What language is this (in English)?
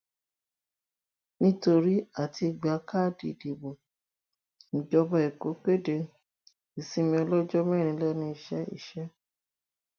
Yoruba